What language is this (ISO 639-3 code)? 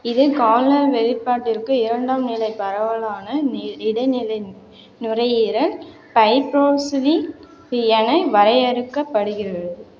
tam